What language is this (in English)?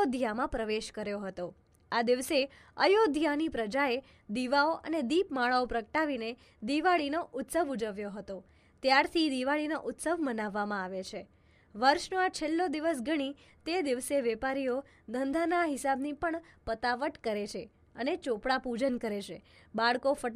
Gujarati